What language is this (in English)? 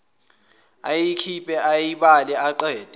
Zulu